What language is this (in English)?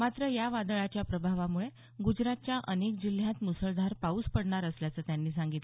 Marathi